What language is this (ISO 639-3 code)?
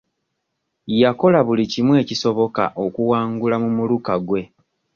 lug